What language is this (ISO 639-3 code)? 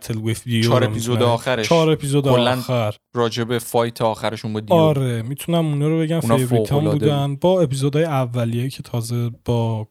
fas